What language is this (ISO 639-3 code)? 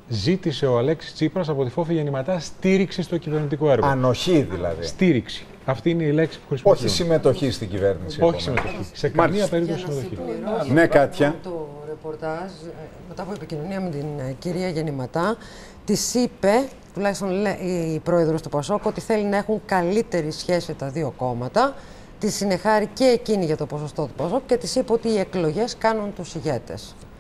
ell